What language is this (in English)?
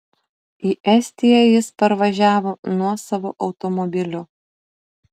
Lithuanian